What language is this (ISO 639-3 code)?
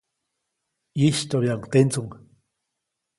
zoc